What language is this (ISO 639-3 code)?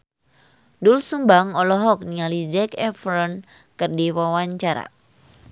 sun